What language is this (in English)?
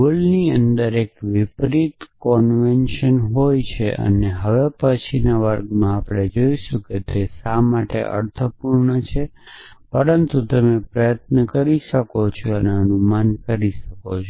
Gujarati